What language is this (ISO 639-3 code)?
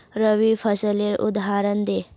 mag